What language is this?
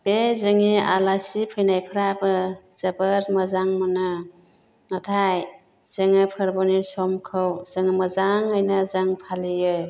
Bodo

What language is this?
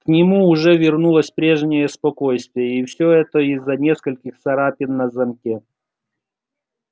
Russian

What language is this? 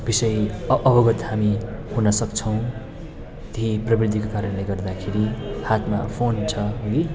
Nepali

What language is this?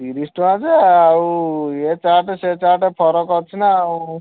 Odia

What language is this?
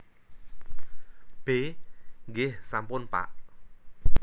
Javanese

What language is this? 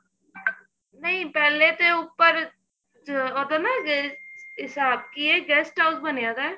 Punjabi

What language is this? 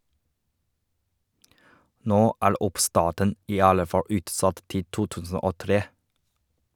Norwegian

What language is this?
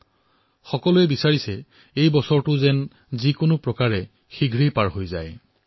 Assamese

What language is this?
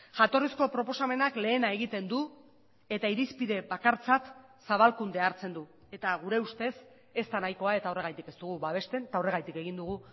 Basque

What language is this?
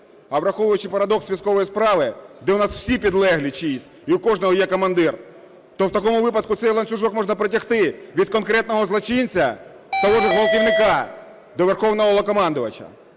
Ukrainian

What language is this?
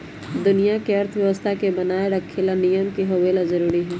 Magahi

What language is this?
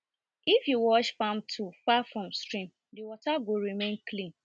Nigerian Pidgin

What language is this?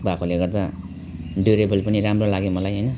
Nepali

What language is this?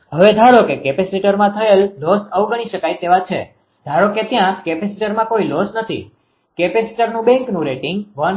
Gujarati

